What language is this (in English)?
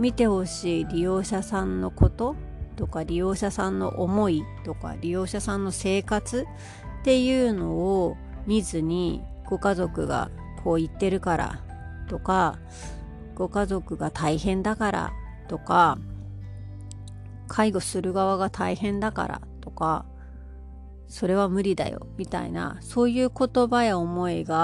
Japanese